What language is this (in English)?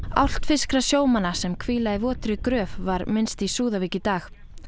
Icelandic